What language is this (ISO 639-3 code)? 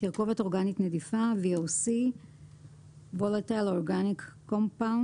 heb